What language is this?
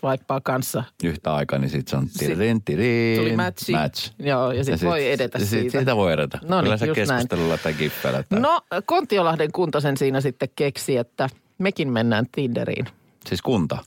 Finnish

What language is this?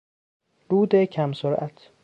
Persian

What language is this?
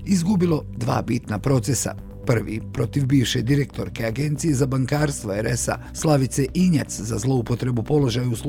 Croatian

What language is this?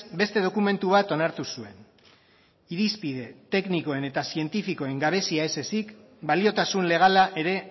Basque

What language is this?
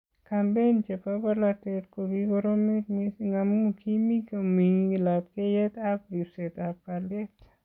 Kalenjin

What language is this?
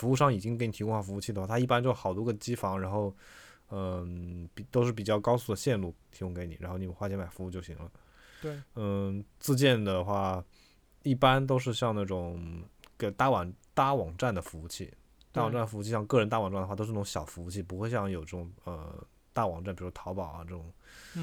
Chinese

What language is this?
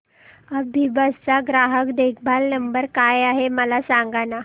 Marathi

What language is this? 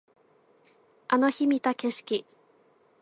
Japanese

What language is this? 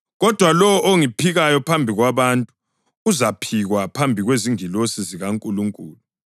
North Ndebele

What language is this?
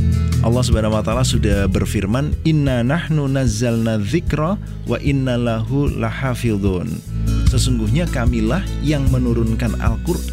Indonesian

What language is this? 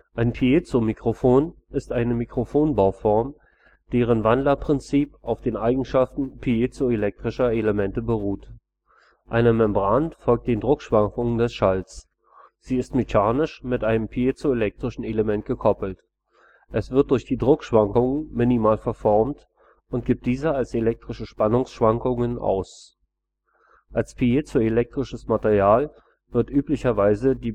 German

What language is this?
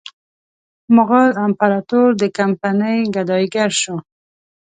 Pashto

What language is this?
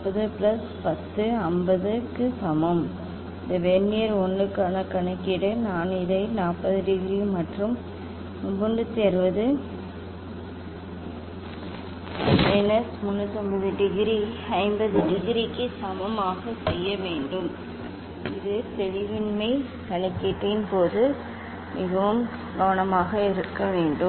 Tamil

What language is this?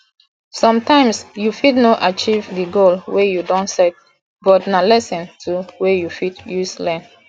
Nigerian Pidgin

